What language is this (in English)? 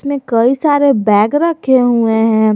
Hindi